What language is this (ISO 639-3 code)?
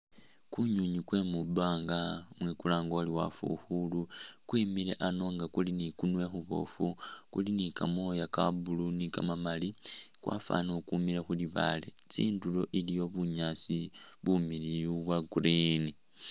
myx